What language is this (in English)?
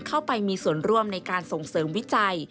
Thai